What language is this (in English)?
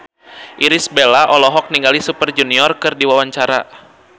Sundanese